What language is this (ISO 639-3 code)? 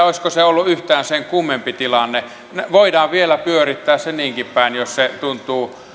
fin